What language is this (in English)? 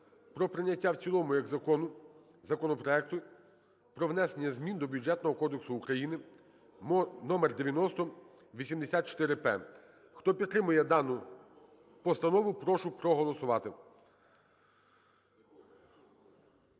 Ukrainian